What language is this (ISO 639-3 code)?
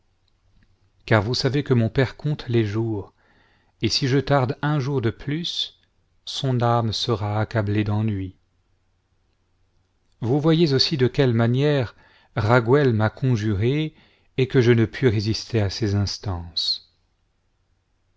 fra